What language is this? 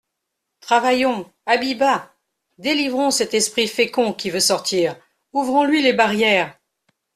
French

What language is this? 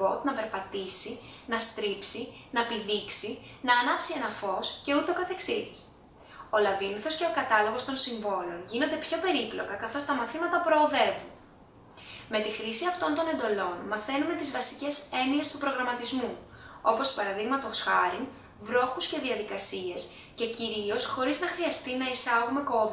Greek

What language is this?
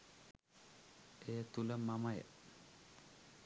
Sinhala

